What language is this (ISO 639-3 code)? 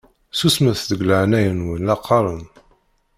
kab